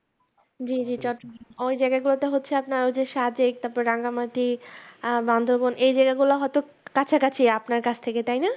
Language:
Bangla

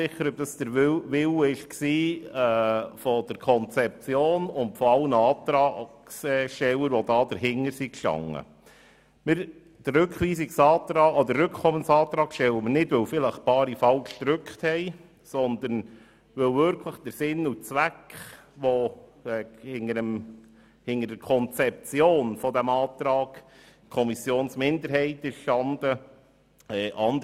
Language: Swiss German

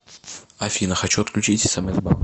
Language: Russian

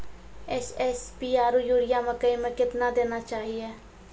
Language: Maithili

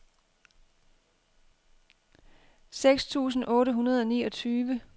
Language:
Danish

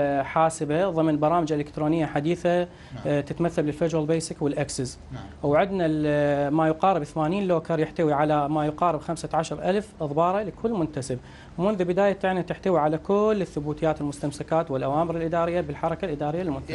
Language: Arabic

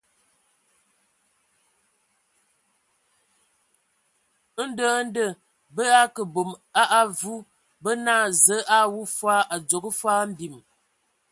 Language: Ewondo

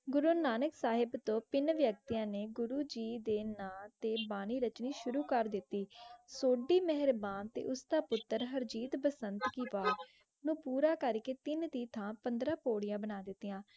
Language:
Punjabi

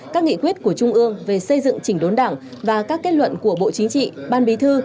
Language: Vietnamese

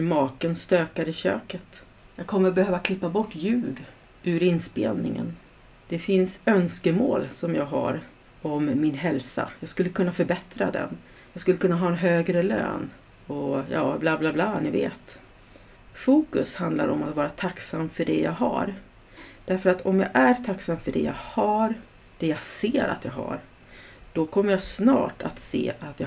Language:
Swedish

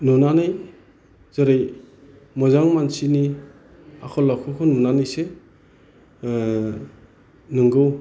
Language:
Bodo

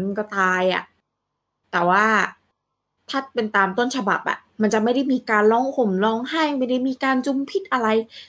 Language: Thai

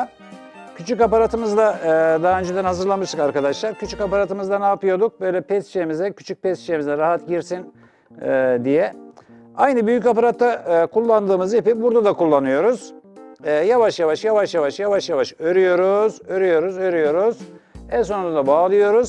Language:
Turkish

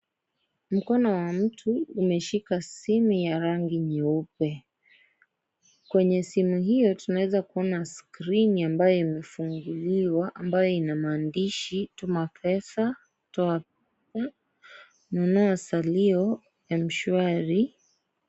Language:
Swahili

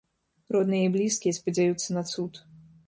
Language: Belarusian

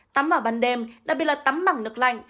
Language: Vietnamese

